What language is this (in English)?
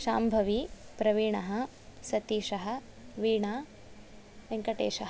Sanskrit